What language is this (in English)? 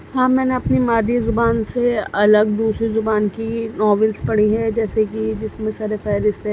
Urdu